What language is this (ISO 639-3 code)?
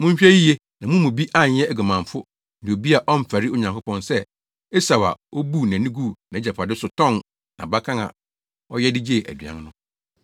aka